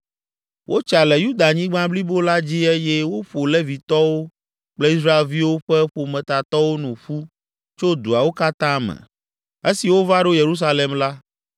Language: Ewe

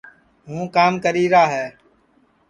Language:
Sansi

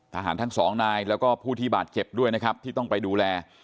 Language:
Thai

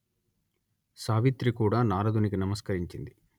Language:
Telugu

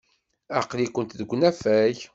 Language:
Kabyle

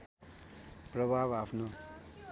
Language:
Nepali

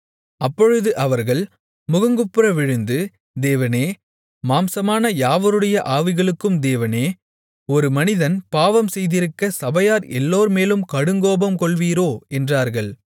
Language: Tamil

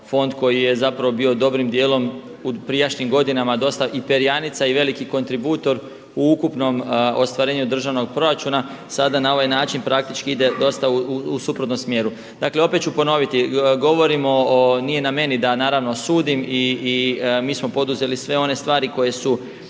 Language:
Croatian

